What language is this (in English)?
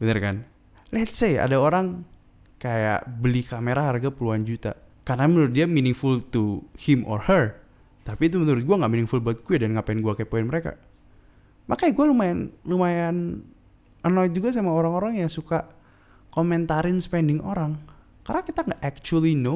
Indonesian